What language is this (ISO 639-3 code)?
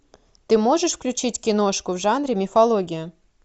rus